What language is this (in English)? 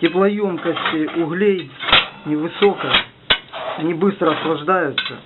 Russian